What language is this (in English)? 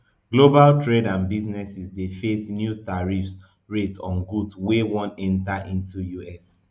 Nigerian Pidgin